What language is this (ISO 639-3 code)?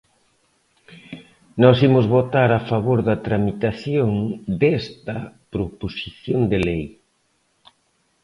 glg